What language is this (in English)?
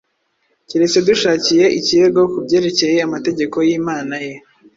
Kinyarwanda